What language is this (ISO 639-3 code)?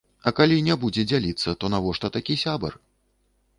bel